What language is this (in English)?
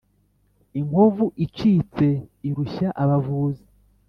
Kinyarwanda